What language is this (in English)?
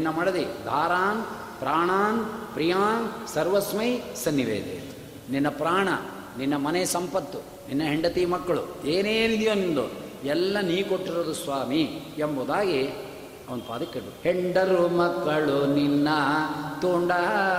Kannada